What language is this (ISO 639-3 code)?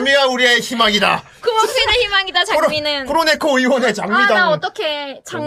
kor